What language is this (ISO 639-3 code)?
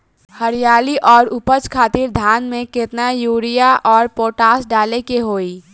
bho